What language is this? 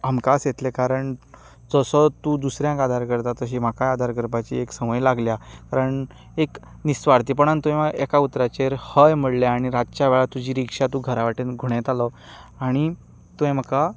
Konkani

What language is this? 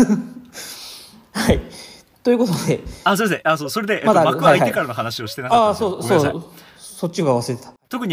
Japanese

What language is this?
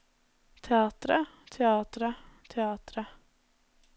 Norwegian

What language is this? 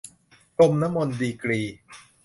Thai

